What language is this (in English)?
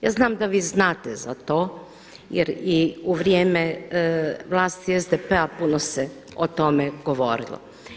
Croatian